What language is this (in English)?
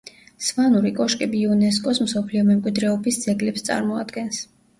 Georgian